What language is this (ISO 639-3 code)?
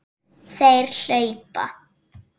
isl